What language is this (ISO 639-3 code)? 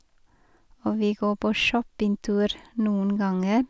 nor